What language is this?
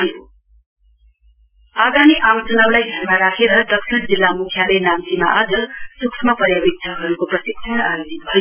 Nepali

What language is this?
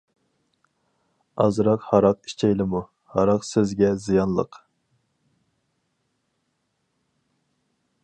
Uyghur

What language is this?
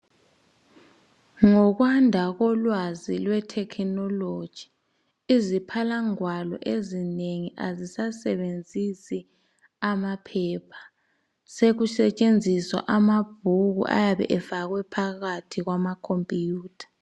North Ndebele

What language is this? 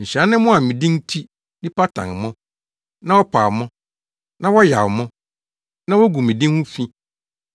Akan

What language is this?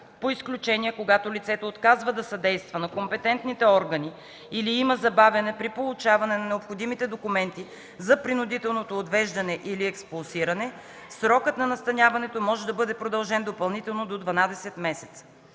Bulgarian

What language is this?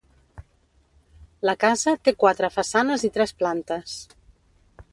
Catalan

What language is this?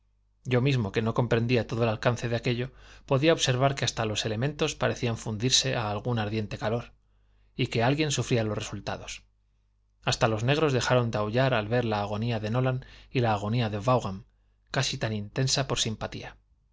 Spanish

